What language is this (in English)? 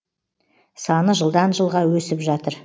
Kazakh